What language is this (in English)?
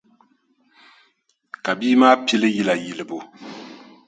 Dagbani